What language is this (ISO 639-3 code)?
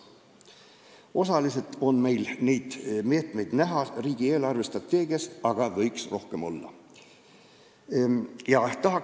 est